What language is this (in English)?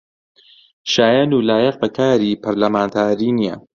Central Kurdish